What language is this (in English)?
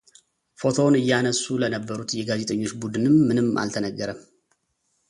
Amharic